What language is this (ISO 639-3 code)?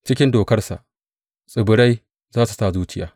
hau